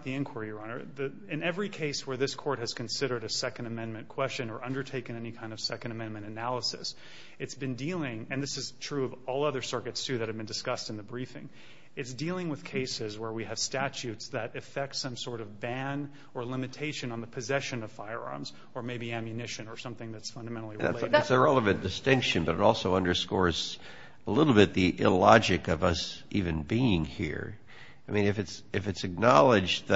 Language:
English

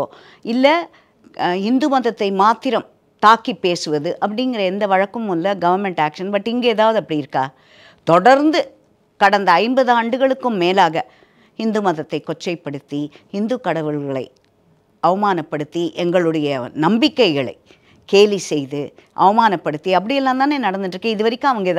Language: Tamil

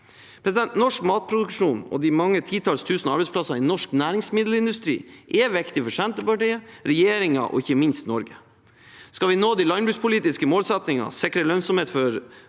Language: Norwegian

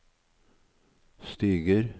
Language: Norwegian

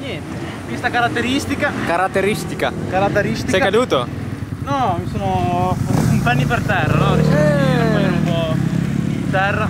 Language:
Italian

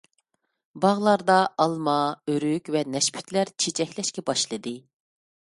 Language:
Uyghur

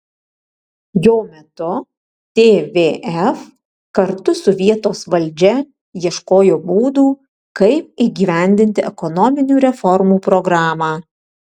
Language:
Lithuanian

